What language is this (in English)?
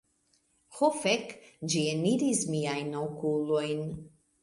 Esperanto